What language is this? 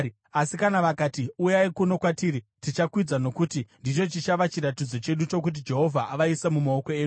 Shona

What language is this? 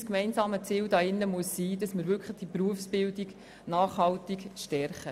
Swiss German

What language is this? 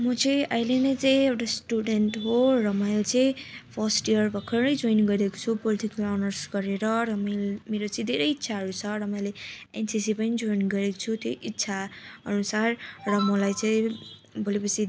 Nepali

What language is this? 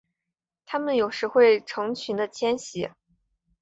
Chinese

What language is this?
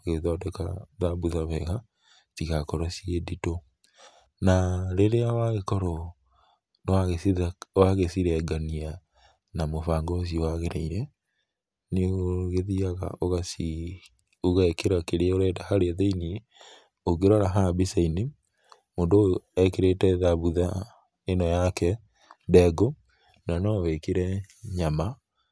Kikuyu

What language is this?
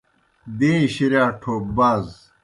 Kohistani Shina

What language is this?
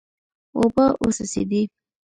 Pashto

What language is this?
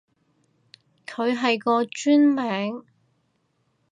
Cantonese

